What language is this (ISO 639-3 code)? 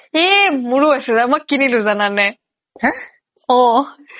asm